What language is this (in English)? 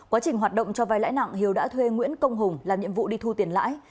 Vietnamese